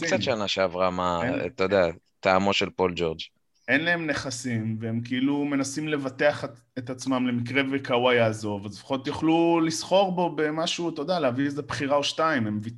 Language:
Hebrew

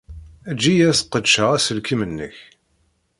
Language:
Kabyle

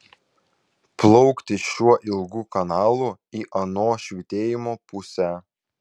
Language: Lithuanian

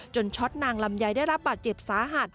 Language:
Thai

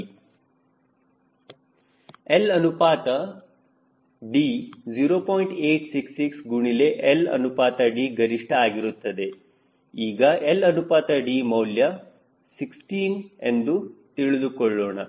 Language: Kannada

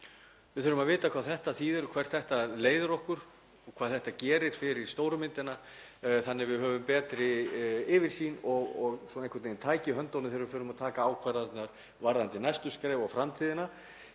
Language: Icelandic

